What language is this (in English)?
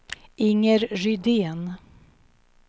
Swedish